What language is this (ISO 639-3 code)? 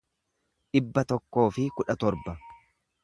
orm